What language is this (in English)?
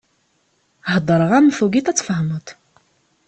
Kabyle